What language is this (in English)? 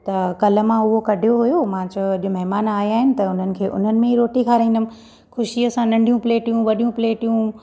Sindhi